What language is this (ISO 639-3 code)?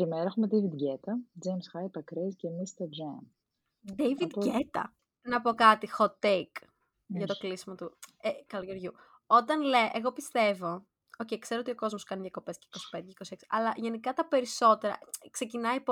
ell